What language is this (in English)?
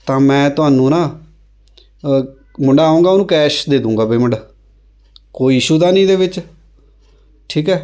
Punjabi